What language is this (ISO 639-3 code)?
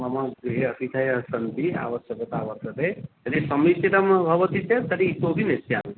san